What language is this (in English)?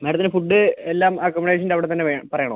Malayalam